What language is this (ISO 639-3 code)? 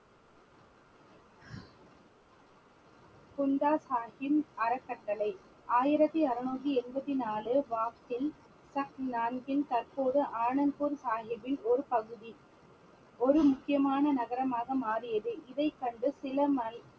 tam